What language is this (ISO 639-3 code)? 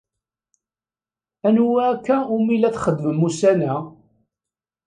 kab